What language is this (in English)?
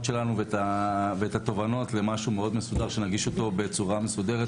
Hebrew